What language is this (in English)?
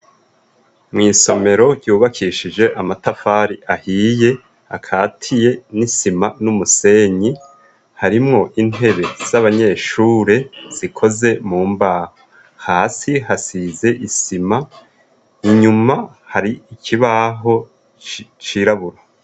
Rundi